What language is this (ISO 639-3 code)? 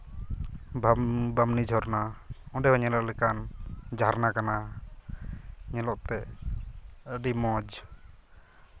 sat